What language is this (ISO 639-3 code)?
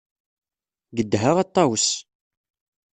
kab